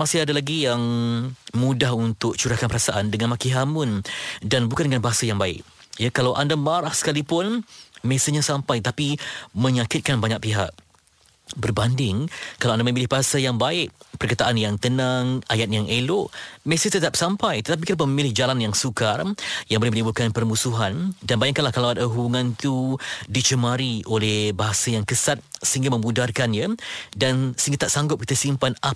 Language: Malay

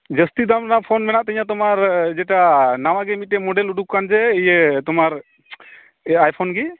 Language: Santali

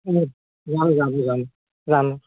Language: Assamese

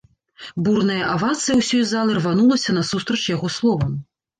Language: Belarusian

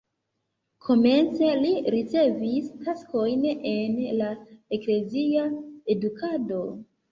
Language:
Esperanto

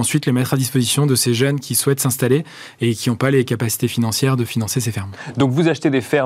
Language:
French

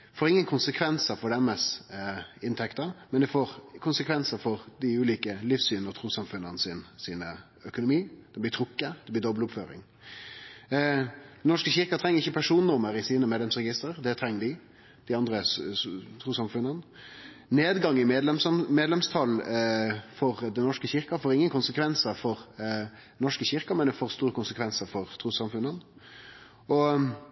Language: Norwegian Nynorsk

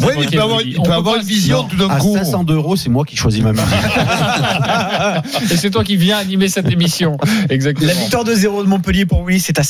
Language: French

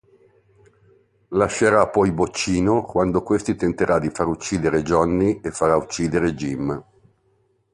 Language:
Italian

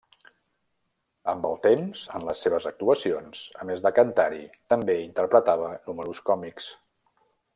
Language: Catalan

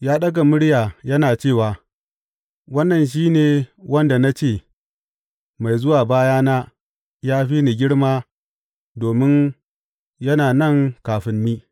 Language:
Hausa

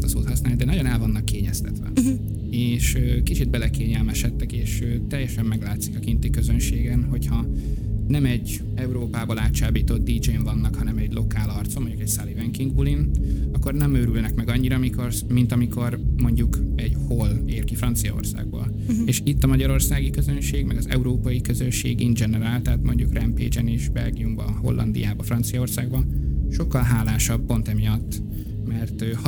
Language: Hungarian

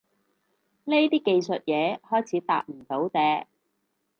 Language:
Cantonese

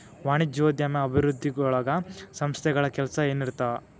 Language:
Kannada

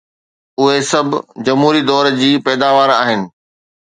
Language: Sindhi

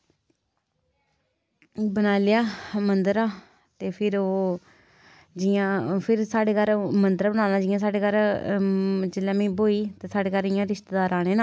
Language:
Dogri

